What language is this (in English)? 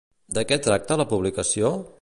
Catalan